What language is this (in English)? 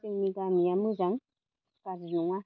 Bodo